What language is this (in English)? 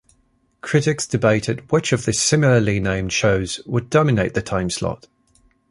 English